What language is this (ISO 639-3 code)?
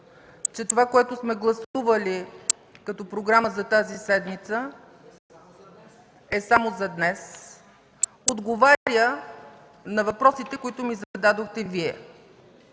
bul